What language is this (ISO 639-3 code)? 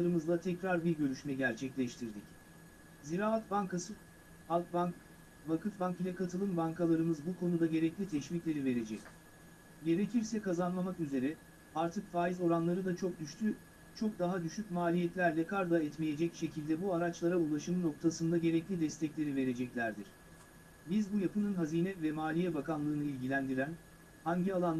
tur